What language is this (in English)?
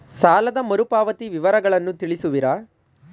Kannada